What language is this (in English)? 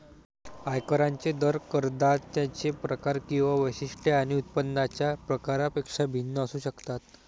Marathi